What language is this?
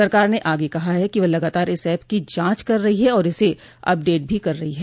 Hindi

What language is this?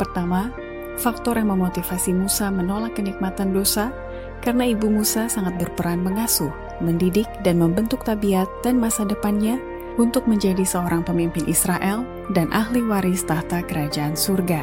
Indonesian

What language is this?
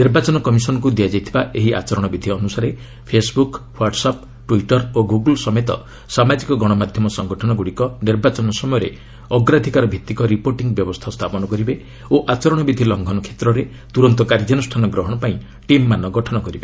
Odia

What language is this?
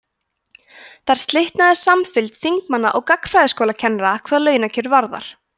Icelandic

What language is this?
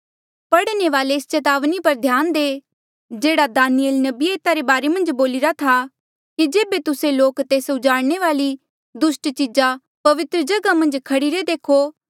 Mandeali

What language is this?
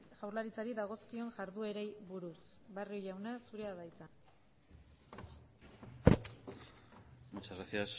Basque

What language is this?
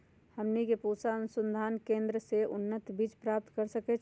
Magahi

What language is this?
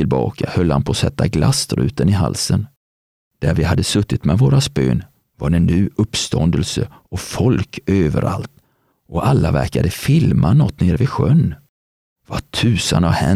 Swedish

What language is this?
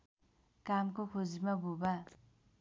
Nepali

